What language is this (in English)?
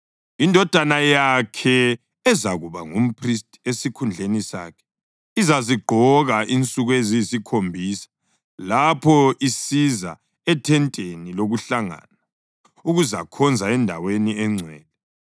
North Ndebele